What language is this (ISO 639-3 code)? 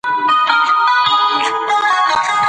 pus